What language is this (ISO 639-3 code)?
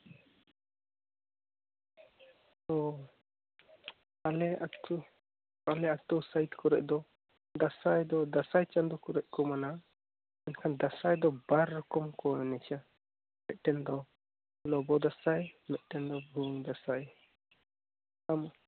sat